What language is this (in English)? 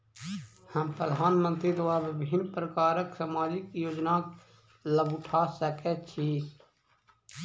Maithili